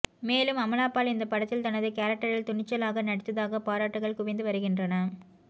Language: Tamil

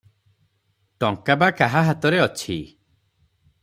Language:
Odia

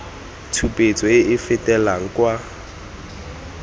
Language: Tswana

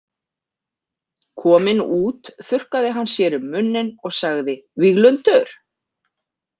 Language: Icelandic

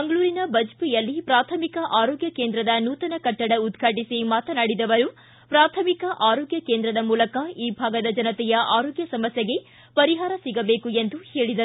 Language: Kannada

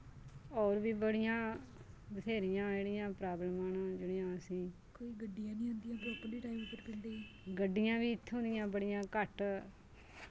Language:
Dogri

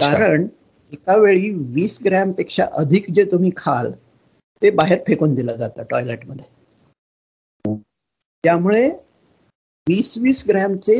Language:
Marathi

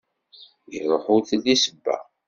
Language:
Kabyle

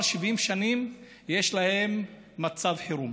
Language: Hebrew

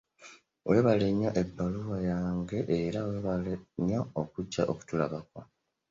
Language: Ganda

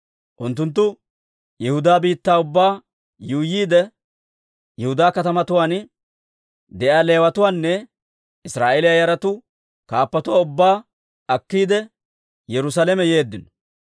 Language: Dawro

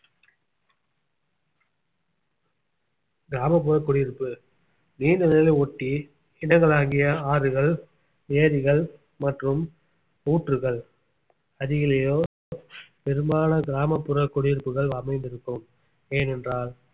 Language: Tamil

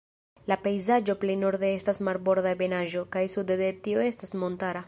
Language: Esperanto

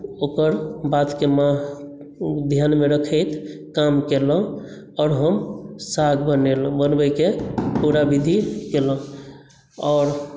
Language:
Maithili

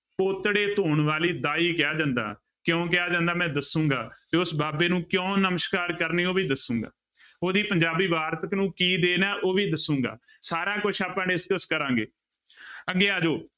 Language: Punjabi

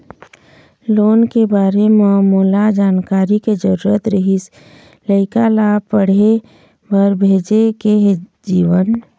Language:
Chhattisgarhi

